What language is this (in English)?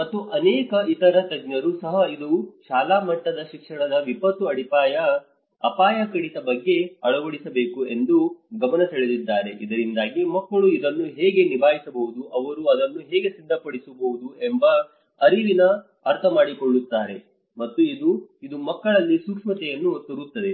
Kannada